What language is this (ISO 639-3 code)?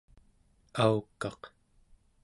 esu